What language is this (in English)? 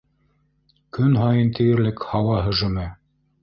Bashkir